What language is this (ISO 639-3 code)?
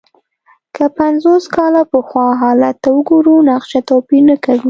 pus